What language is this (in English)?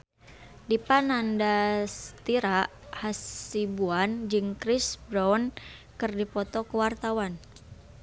Sundanese